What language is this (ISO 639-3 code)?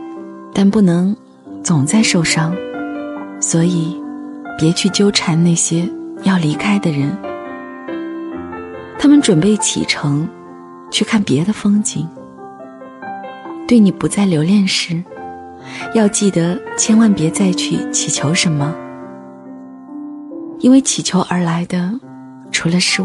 zho